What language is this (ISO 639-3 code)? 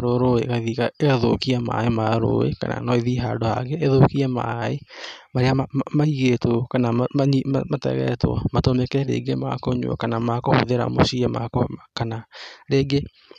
kik